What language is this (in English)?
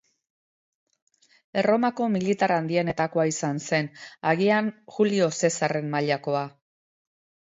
Basque